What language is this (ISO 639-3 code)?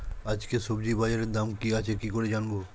ben